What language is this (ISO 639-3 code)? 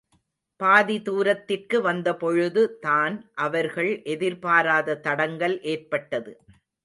tam